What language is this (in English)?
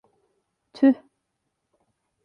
Turkish